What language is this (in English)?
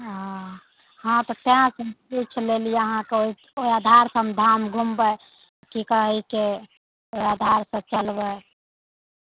Maithili